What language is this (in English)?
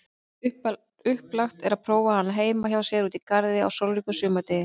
Icelandic